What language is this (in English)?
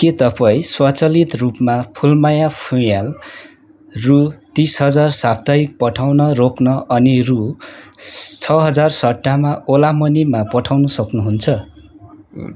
Nepali